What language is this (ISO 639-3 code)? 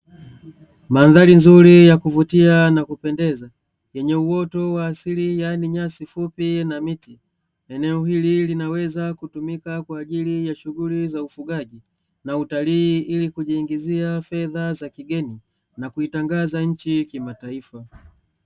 swa